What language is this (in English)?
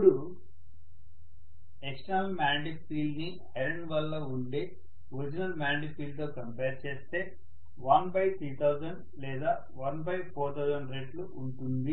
Telugu